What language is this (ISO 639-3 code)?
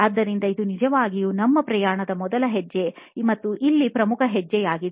kan